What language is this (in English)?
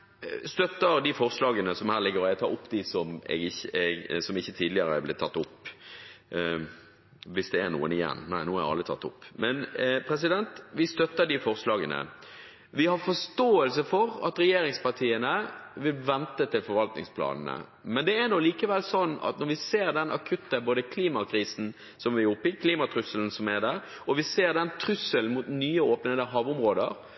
Norwegian Bokmål